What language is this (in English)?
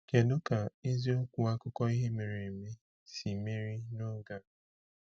Igbo